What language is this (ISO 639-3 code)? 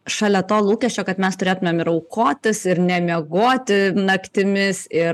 lit